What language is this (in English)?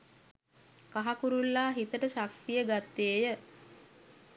Sinhala